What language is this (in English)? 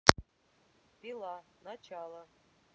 Russian